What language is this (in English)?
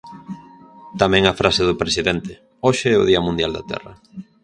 Galician